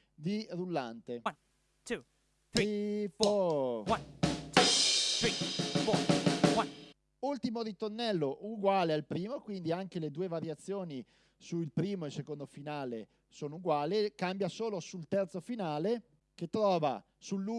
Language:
Italian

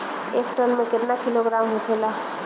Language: Bhojpuri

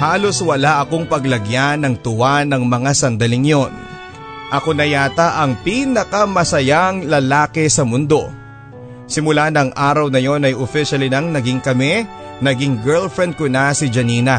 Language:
Filipino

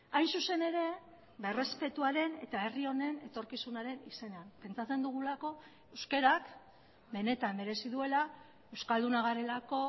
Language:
Basque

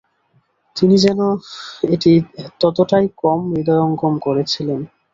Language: Bangla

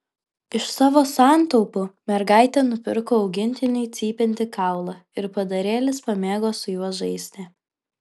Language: Lithuanian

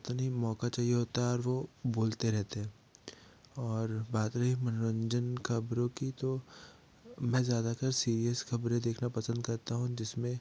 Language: Hindi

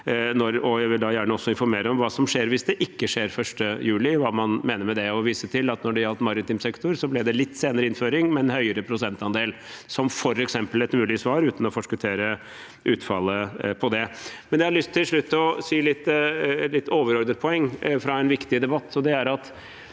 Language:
Norwegian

